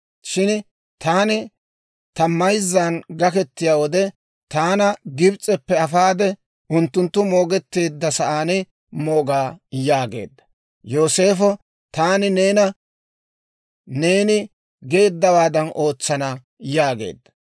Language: Dawro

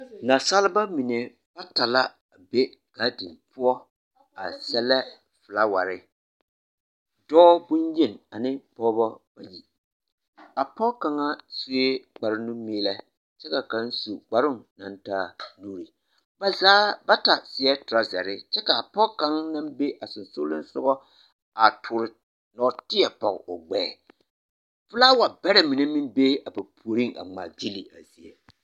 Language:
Southern Dagaare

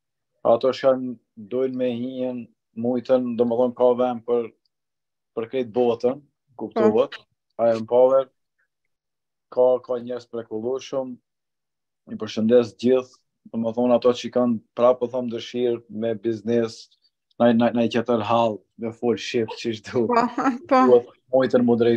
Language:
Romanian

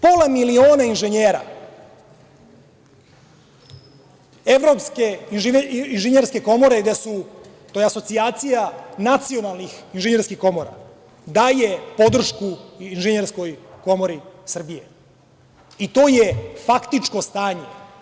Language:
Serbian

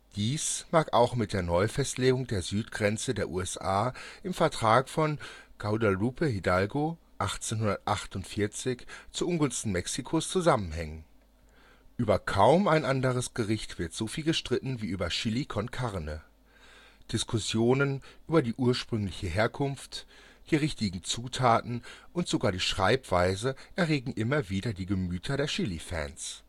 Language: German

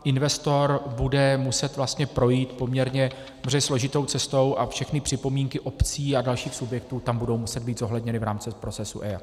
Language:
Czech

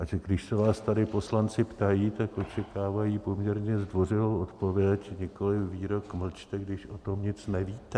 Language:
Czech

